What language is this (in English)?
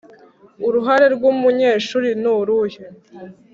Kinyarwanda